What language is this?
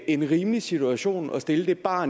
Danish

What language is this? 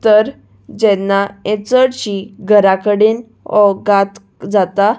Konkani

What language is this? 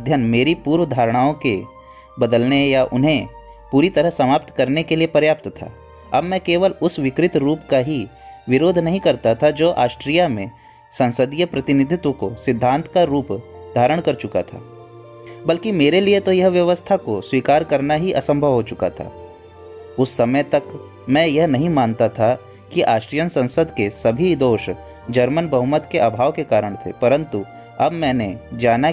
Hindi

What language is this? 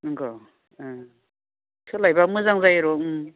Bodo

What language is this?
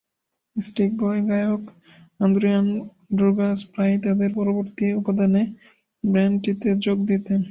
Bangla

